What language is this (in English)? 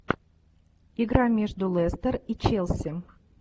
Russian